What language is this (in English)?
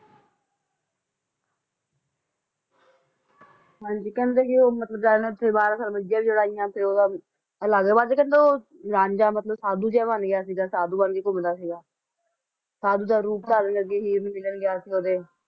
Punjabi